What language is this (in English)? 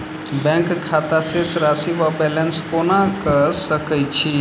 Maithili